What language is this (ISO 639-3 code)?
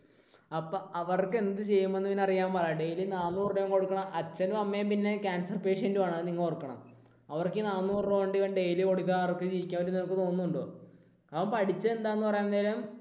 mal